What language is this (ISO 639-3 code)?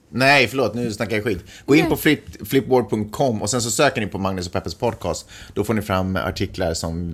swe